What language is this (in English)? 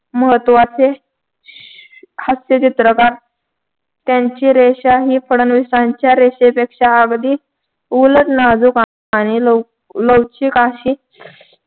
Marathi